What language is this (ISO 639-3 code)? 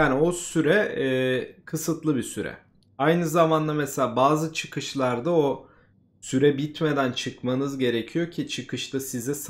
tur